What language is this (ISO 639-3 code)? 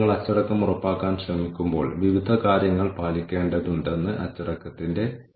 mal